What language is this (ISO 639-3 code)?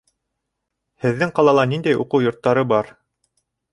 bak